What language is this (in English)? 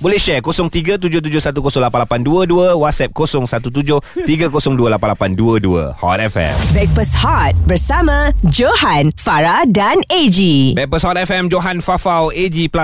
Malay